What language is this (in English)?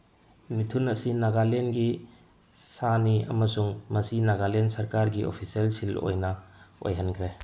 Manipuri